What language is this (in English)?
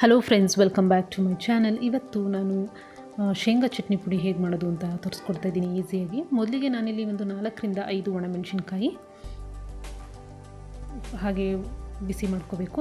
Hindi